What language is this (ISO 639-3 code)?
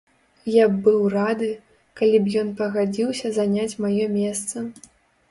bel